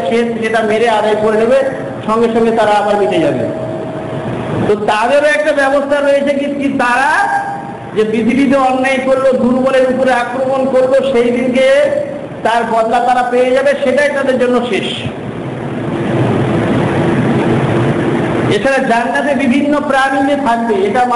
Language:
Indonesian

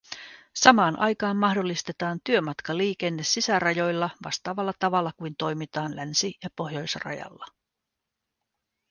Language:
Finnish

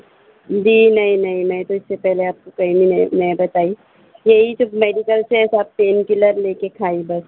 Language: Urdu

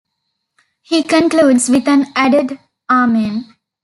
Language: English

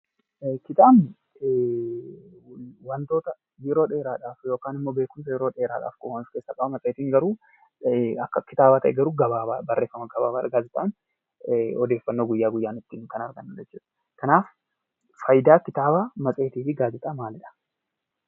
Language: Oromo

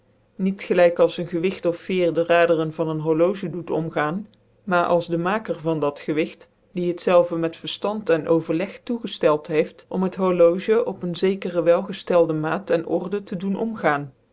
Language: Dutch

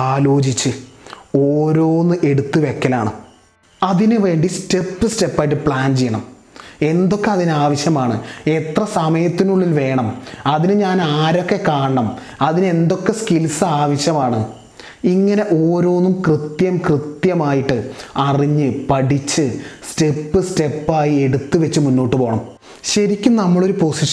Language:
Malayalam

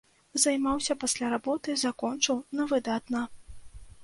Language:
Belarusian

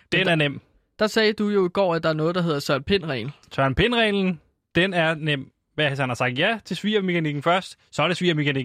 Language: Danish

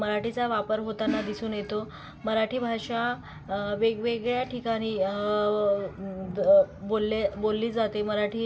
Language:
Marathi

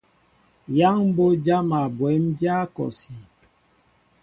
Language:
Mbo (Cameroon)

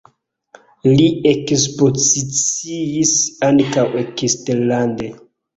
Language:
Esperanto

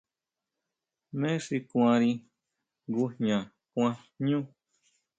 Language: Huautla Mazatec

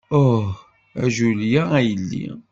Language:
Kabyle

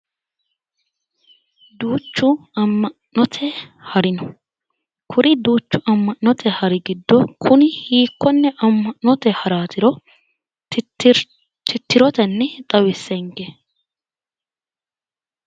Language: Sidamo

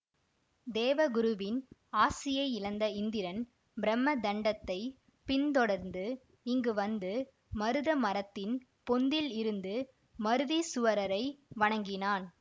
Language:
Tamil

